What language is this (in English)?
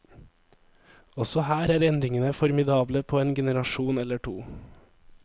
Norwegian